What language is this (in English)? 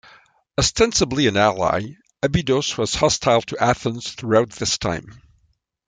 English